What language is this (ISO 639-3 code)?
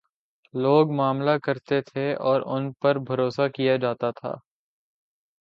urd